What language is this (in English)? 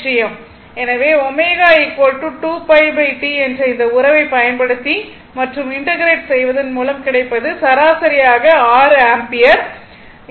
Tamil